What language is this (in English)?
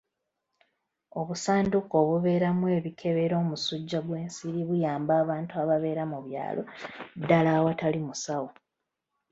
Ganda